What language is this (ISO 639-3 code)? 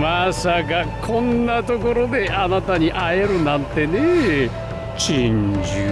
jpn